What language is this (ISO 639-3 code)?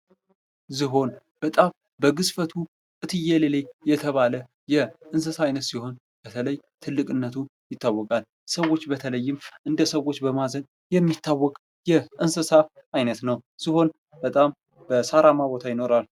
amh